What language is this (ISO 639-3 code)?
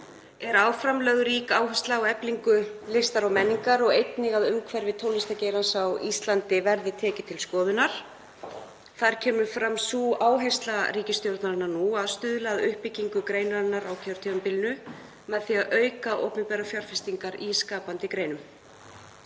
isl